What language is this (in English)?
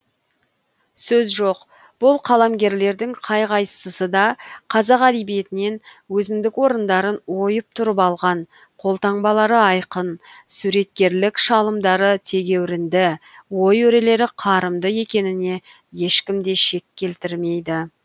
Kazakh